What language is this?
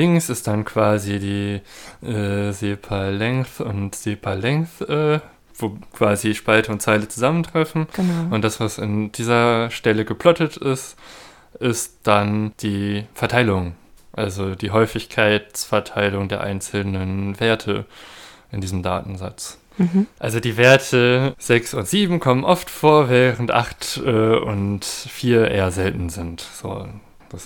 German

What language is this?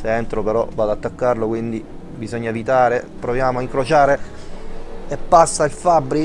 Italian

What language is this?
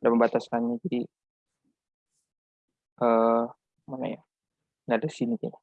Indonesian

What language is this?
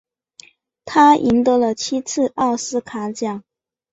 Chinese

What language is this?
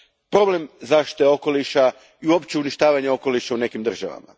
Croatian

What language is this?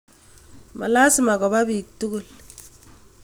Kalenjin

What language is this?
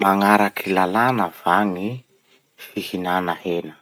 Masikoro Malagasy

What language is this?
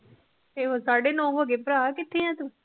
Punjabi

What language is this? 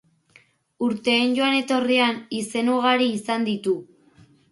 Basque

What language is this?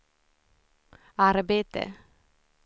Swedish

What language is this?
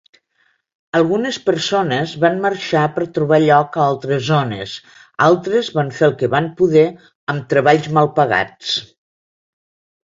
Catalan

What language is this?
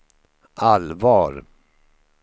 Swedish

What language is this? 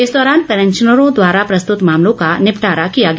Hindi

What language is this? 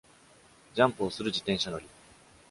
Japanese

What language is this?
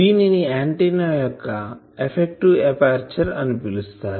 Telugu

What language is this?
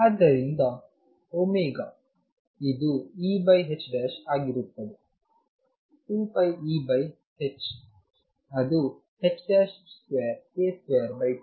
Kannada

